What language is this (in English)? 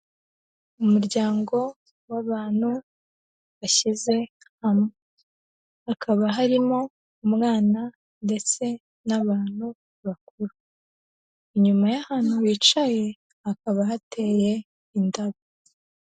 Kinyarwanda